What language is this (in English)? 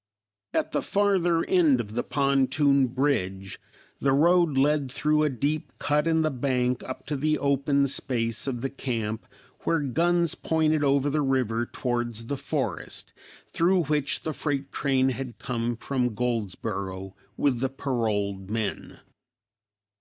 English